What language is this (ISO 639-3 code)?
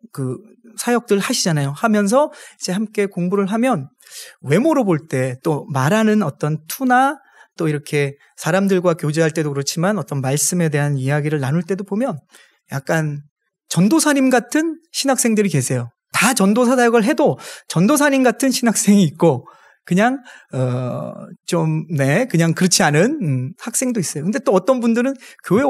kor